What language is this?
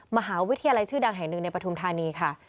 Thai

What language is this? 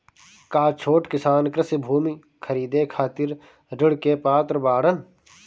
Bhojpuri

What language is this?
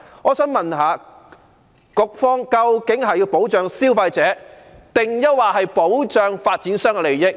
Cantonese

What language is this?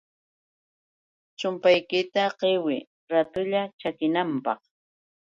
Yauyos Quechua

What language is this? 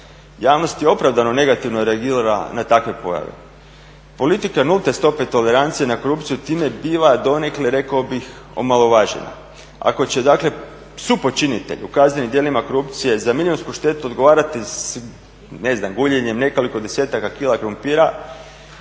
Croatian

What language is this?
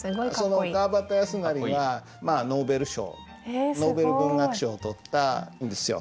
Japanese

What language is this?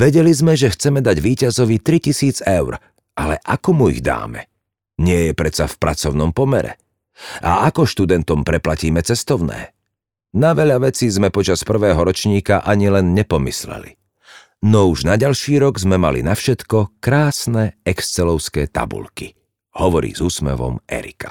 Slovak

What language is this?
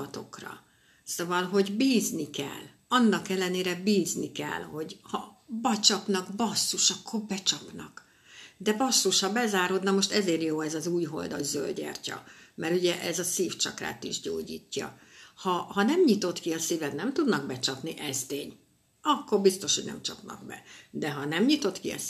Hungarian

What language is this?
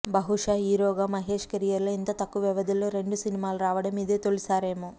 Telugu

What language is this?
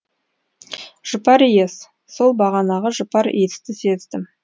Kazakh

